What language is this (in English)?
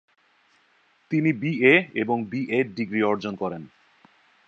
Bangla